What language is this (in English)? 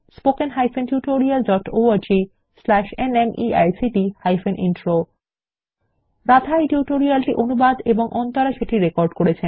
Bangla